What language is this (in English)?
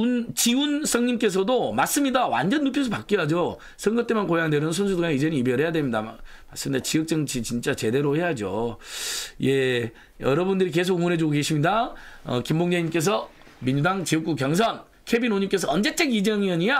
Korean